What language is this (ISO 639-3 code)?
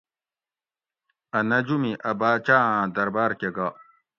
gwc